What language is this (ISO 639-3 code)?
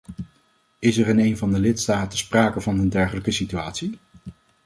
nld